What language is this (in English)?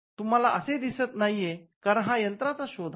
Marathi